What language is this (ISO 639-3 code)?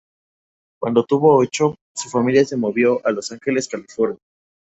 spa